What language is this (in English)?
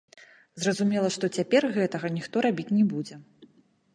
Belarusian